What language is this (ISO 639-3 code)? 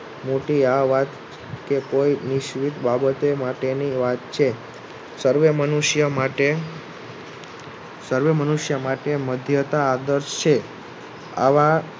guj